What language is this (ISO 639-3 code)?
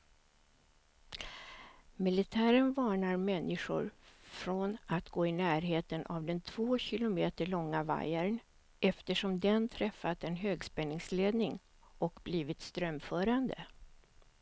swe